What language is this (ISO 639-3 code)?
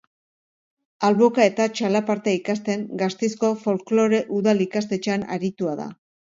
eus